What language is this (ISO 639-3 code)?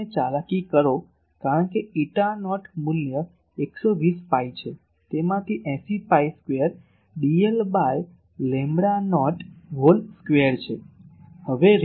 guj